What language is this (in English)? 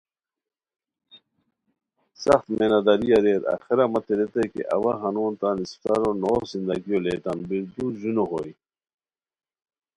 Khowar